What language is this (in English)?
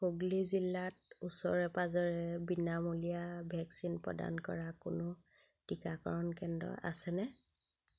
Assamese